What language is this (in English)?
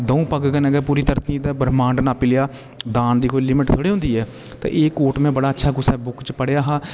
Dogri